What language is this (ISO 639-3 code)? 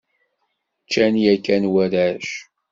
kab